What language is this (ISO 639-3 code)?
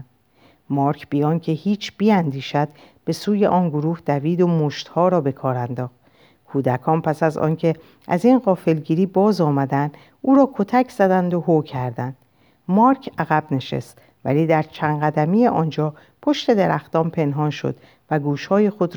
fas